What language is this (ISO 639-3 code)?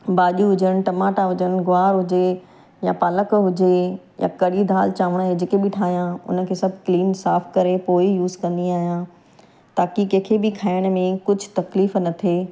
snd